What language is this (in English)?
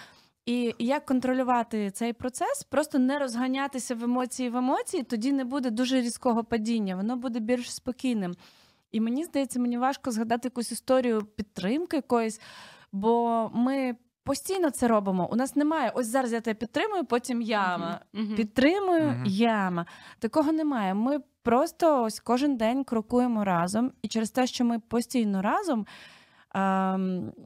Ukrainian